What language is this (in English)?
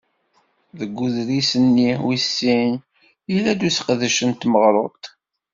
Kabyle